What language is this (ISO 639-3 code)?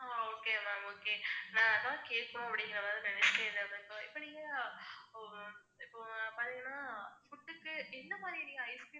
tam